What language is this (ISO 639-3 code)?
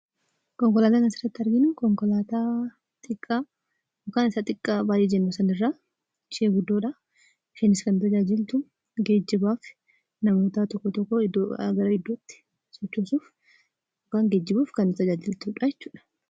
orm